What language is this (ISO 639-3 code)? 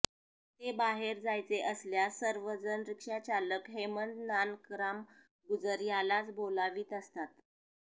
mar